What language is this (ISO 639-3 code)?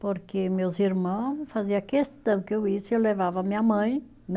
por